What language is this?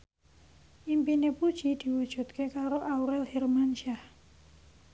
Javanese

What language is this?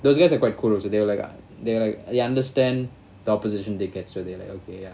English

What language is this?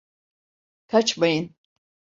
Turkish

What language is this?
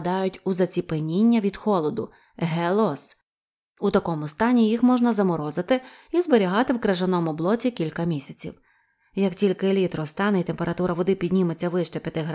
Ukrainian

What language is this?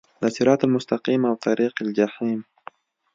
Pashto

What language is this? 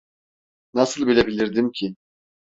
Turkish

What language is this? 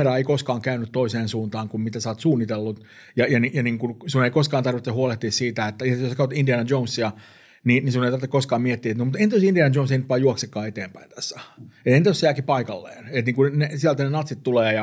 Finnish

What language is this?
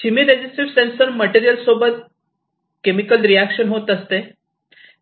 Marathi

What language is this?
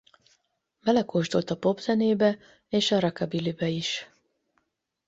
Hungarian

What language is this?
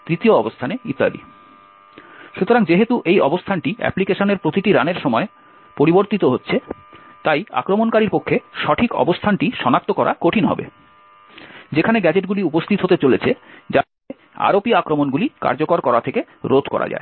Bangla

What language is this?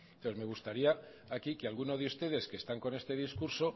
Spanish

